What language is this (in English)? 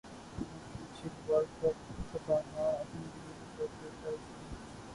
Urdu